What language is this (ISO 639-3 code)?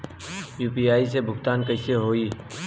bho